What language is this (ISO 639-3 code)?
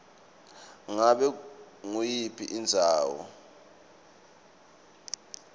ssw